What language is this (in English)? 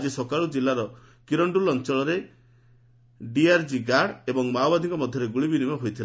Odia